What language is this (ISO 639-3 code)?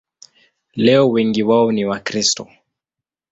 swa